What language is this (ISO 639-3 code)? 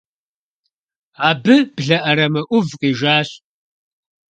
kbd